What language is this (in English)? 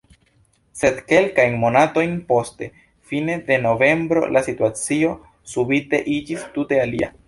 Esperanto